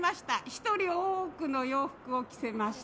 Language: Japanese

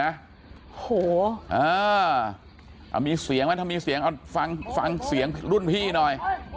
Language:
Thai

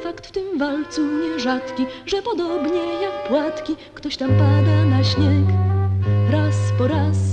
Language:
Polish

